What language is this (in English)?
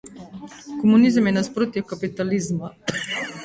Slovenian